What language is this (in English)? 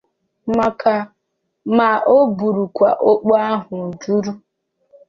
Igbo